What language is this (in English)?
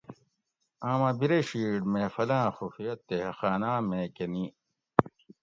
Gawri